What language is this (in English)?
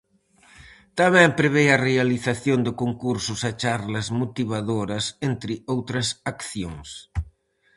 Galician